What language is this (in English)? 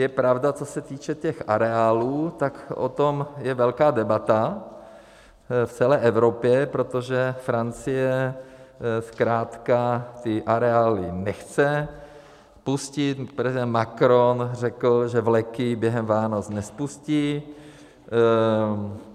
Czech